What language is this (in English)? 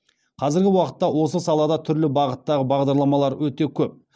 Kazakh